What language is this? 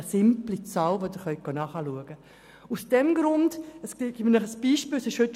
Swiss German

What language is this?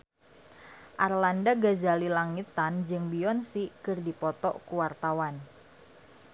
Sundanese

